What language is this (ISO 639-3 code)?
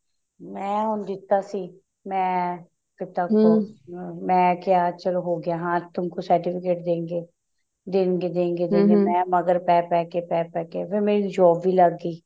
pan